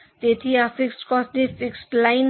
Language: Gujarati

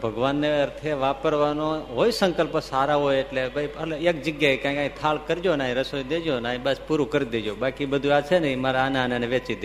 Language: Gujarati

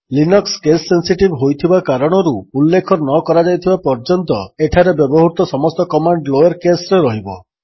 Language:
Odia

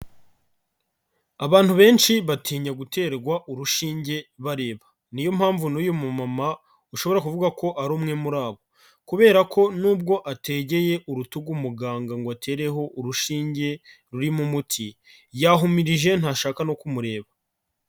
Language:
Kinyarwanda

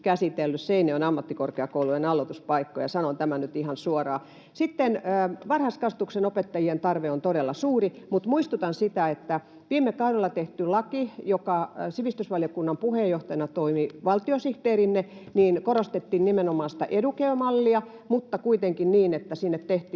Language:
Finnish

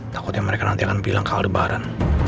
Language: Indonesian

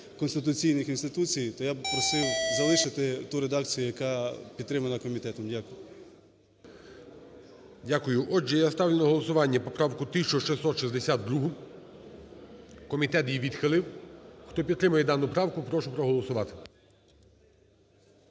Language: Ukrainian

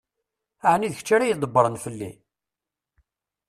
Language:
Kabyle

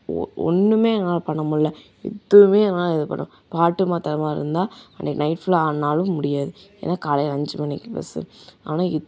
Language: Tamil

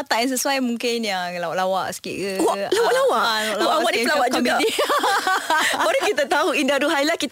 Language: Malay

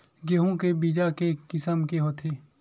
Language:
Chhattisgarhi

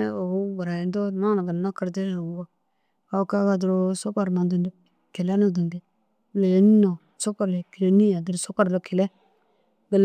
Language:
Dazaga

